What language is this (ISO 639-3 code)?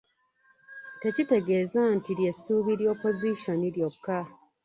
lug